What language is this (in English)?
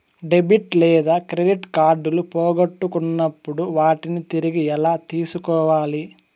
Telugu